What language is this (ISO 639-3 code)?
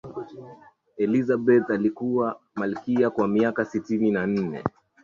swa